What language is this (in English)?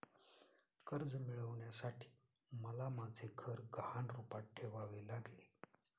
Marathi